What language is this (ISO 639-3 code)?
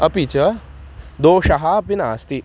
san